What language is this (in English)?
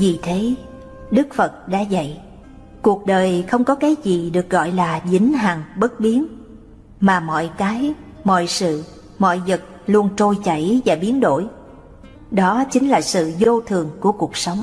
Vietnamese